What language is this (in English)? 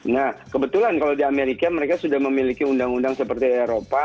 Indonesian